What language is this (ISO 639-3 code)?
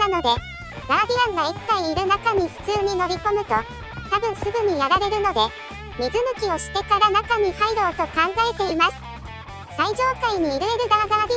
jpn